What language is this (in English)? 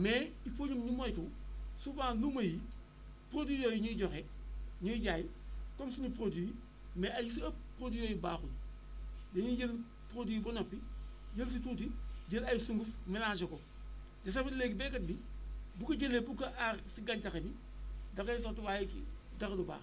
Wolof